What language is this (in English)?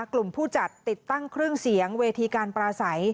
Thai